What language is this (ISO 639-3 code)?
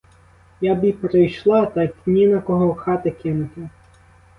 ukr